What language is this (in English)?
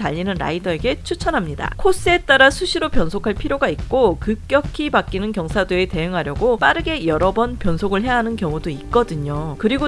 Korean